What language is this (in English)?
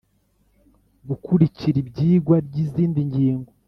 Kinyarwanda